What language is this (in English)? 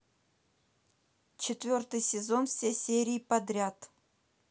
Russian